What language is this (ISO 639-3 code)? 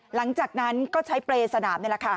tha